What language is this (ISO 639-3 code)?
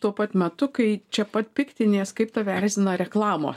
lit